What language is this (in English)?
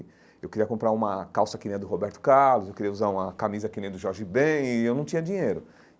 Portuguese